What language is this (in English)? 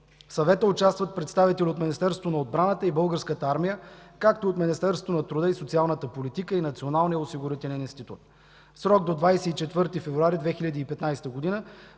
Bulgarian